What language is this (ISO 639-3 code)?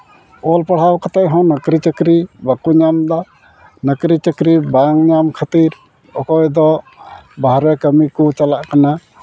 sat